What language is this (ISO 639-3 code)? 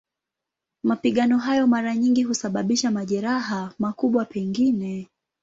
swa